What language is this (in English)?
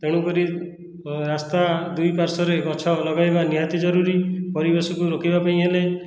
Odia